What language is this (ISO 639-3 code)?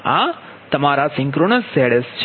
guj